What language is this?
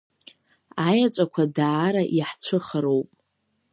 Abkhazian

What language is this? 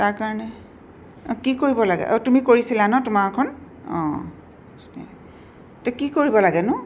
Assamese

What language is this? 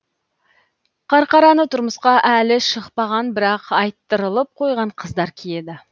Kazakh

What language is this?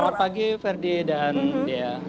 Indonesian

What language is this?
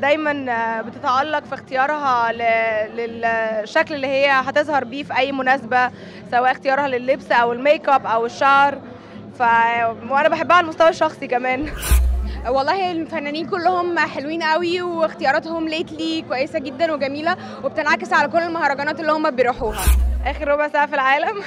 Arabic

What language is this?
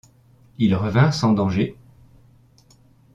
French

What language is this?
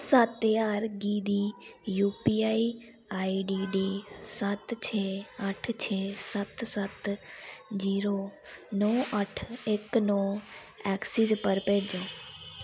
Dogri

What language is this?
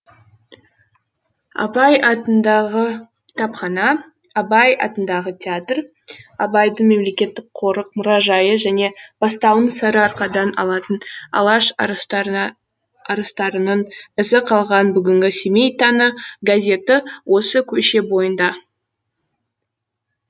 Kazakh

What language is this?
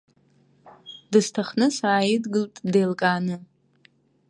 Abkhazian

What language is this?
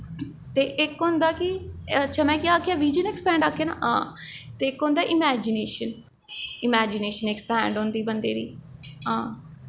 Dogri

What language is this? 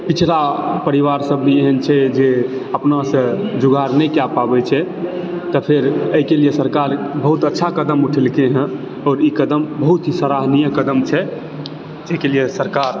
Maithili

